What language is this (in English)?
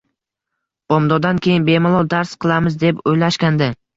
Uzbek